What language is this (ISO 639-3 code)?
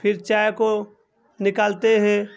urd